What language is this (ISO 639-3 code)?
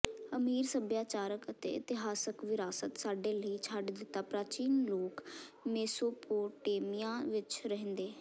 pan